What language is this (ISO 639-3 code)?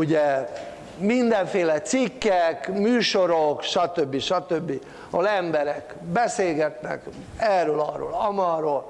hun